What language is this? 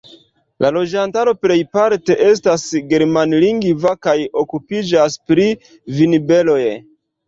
Esperanto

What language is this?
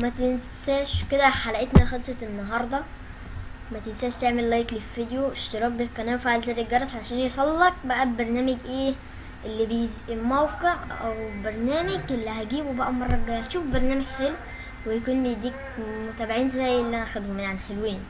Arabic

